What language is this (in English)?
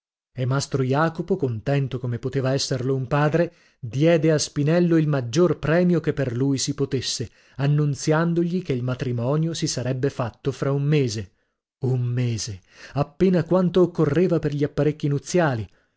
Italian